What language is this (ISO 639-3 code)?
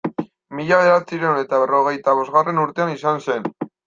eus